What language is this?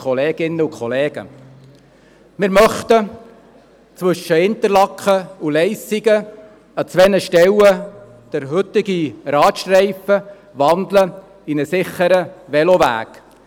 Swiss German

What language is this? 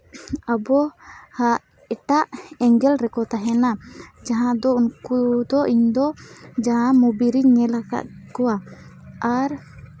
Santali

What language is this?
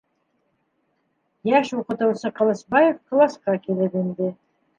Bashkir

